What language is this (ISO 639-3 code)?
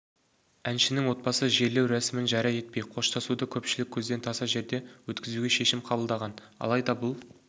kaz